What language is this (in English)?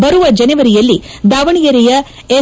Kannada